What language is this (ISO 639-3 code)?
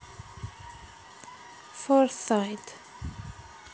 rus